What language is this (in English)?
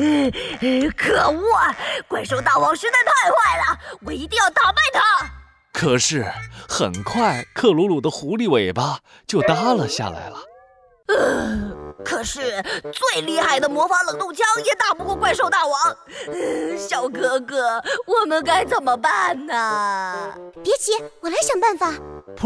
Chinese